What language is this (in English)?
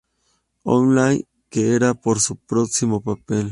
Spanish